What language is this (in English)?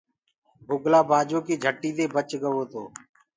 Gurgula